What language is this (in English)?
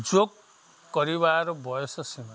Odia